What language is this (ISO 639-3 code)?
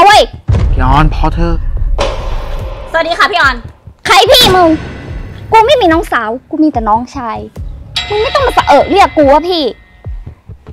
tha